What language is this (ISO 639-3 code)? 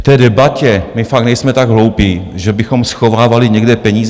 ces